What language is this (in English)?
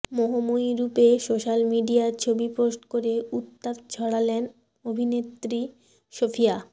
Bangla